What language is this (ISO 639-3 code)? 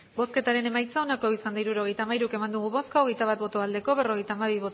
eus